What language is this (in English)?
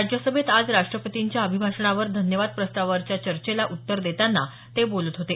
Marathi